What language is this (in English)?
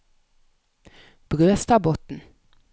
Norwegian